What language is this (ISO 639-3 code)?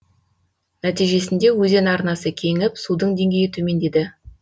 kaz